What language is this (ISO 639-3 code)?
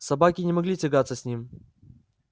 rus